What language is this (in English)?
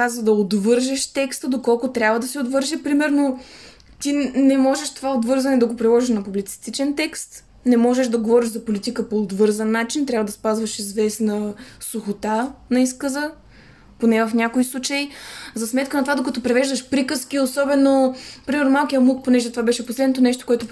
Bulgarian